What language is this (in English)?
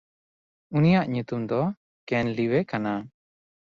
Santali